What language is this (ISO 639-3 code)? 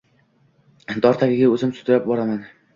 uzb